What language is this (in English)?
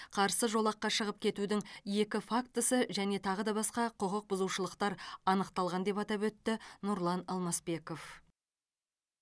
Kazakh